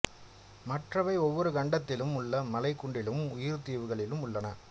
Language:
Tamil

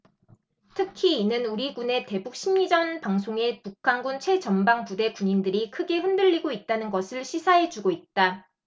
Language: Korean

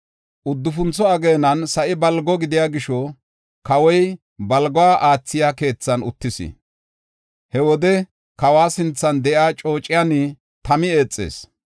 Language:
Gofa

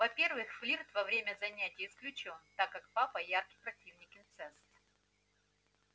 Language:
Russian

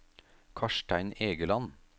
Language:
Norwegian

